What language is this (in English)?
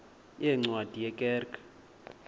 Xhosa